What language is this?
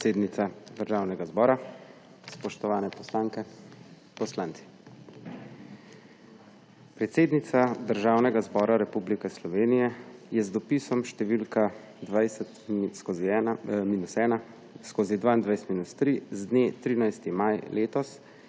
Slovenian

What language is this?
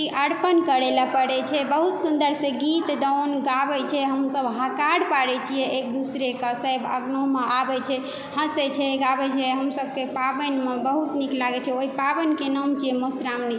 Maithili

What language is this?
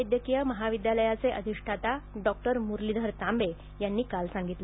Marathi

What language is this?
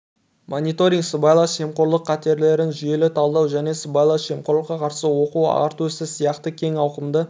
Kazakh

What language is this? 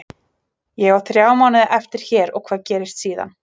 Icelandic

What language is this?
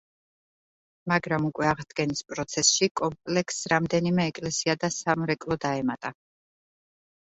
Georgian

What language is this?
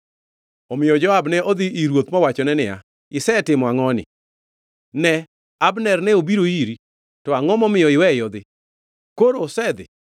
Luo (Kenya and Tanzania)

